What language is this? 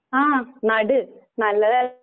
Malayalam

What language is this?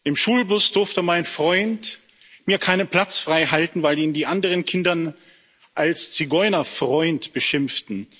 German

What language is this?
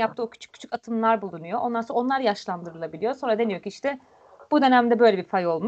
Turkish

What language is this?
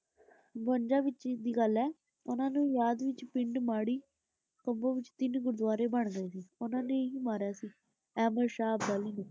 Punjabi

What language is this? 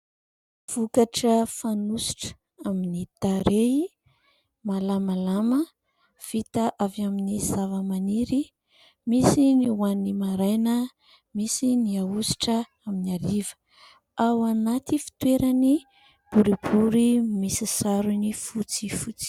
Malagasy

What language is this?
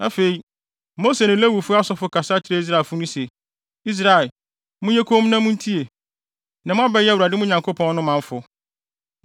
Akan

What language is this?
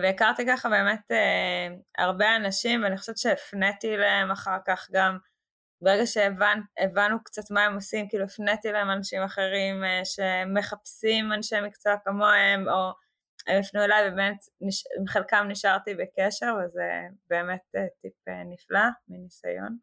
Hebrew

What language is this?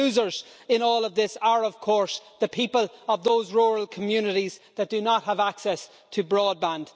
English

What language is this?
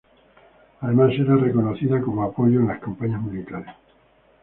Spanish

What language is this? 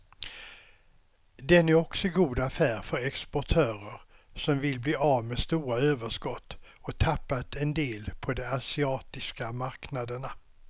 Swedish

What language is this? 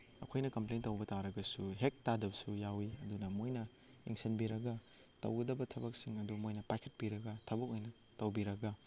Manipuri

